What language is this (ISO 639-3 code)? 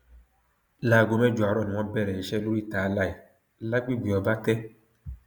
yor